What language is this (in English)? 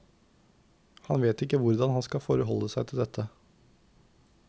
Norwegian